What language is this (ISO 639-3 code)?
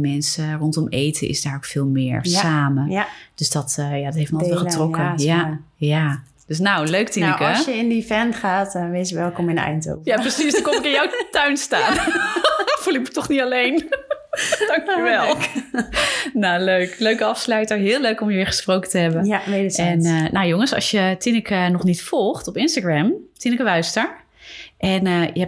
nld